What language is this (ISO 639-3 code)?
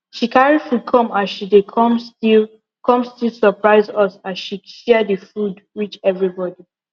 pcm